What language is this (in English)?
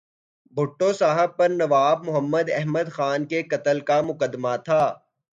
Urdu